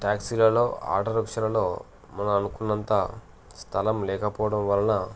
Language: Telugu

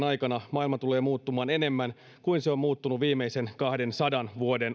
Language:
Finnish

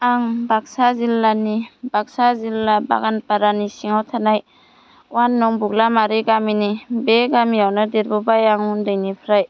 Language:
Bodo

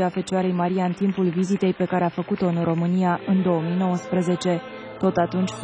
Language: Romanian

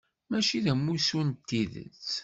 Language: Kabyle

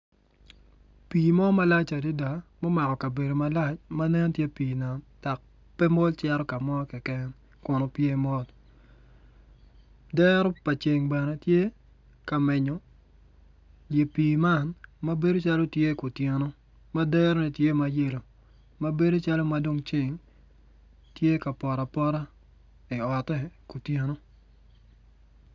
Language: Acoli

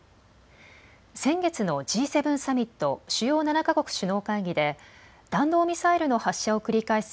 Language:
Japanese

